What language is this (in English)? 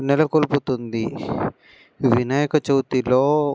Telugu